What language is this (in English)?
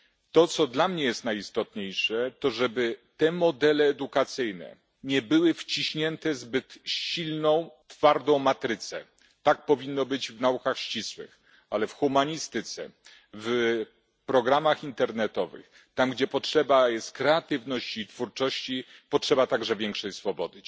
Polish